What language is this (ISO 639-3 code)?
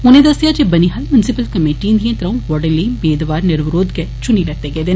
doi